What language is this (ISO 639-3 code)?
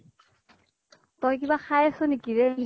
asm